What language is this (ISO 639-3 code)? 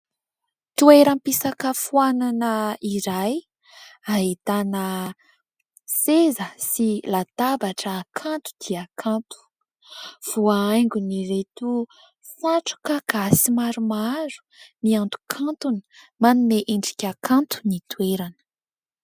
mlg